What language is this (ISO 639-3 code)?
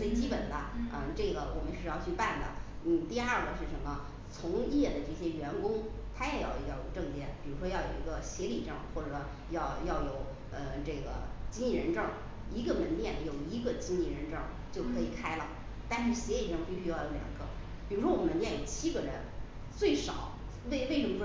zho